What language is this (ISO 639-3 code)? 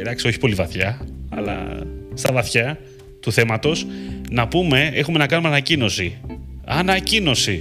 ell